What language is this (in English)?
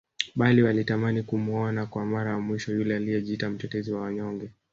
Swahili